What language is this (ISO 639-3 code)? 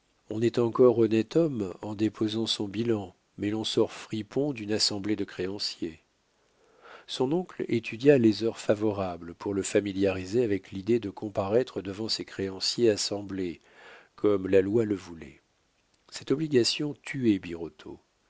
fra